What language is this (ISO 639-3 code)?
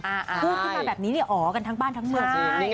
tha